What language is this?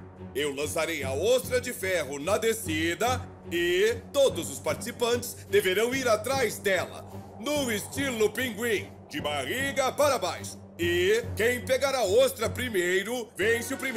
Portuguese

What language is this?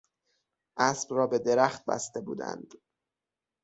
Persian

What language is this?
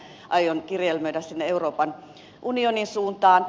Finnish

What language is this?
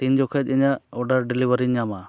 Santali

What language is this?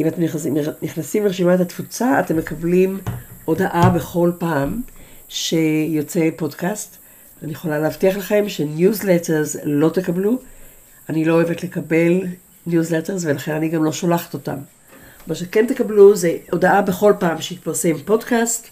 Hebrew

